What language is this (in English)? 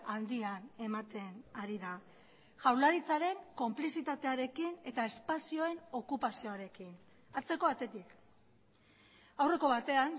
Basque